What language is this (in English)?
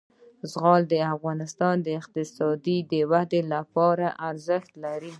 Pashto